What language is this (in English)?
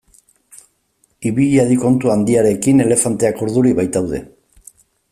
Basque